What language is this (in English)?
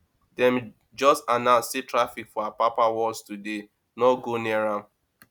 Nigerian Pidgin